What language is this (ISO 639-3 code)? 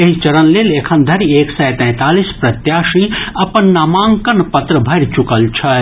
mai